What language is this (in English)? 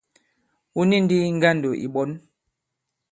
Bankon